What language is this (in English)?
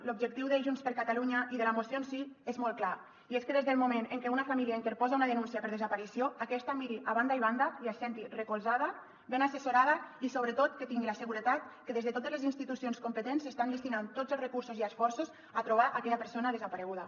Catalan